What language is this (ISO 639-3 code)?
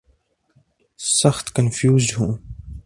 urd